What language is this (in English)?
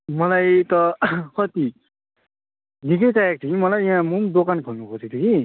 Nepali